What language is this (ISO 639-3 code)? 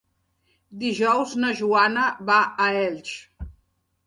cat